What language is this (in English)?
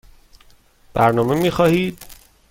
Persian